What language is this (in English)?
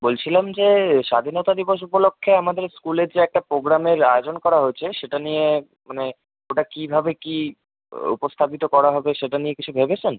Bangla